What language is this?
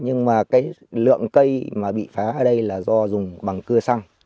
Vietnamese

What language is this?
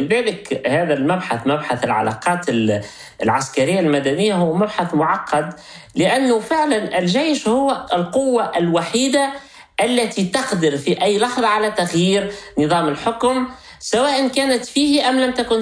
Arabic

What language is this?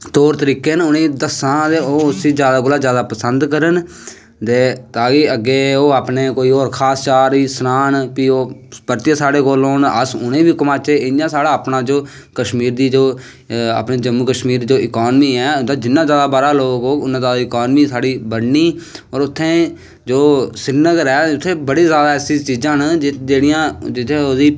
Dogri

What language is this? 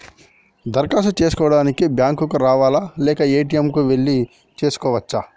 Telugu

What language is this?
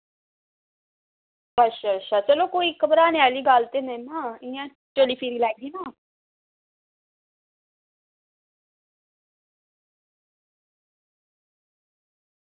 Dogri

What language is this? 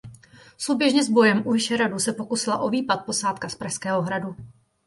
Czech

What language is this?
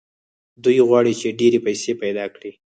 Pashto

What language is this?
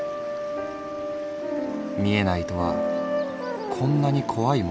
Japanese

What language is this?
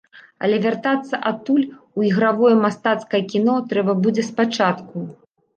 Belarusian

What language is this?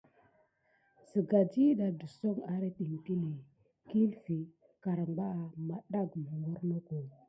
Gidar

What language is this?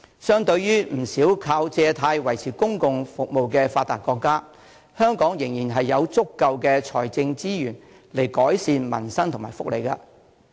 Cantonese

